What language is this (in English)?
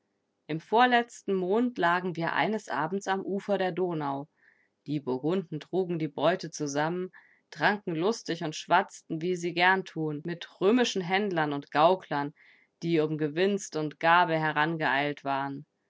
German